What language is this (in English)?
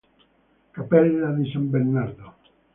Italian